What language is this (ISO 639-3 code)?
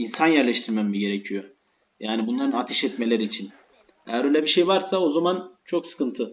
tur